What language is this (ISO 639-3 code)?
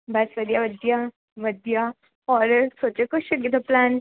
pan